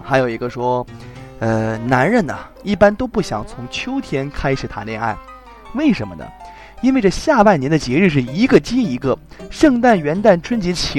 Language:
Chinese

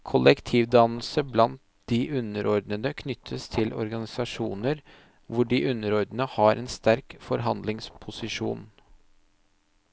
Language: Norwegian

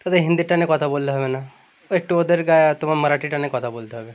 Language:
Bangla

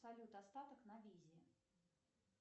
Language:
Russian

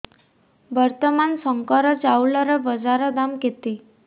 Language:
Odia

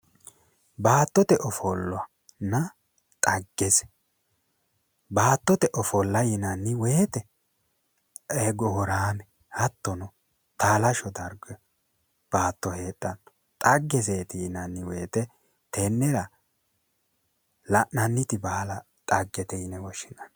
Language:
Sidamo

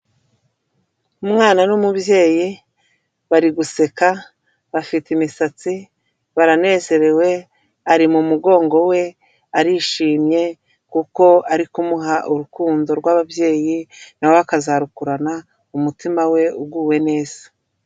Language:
Kinyarwanda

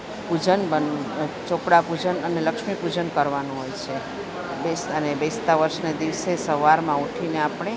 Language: Gujarati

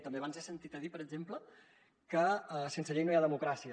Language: Catalan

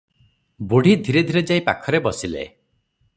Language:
Odia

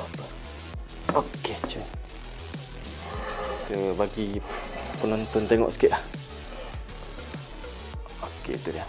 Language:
Malay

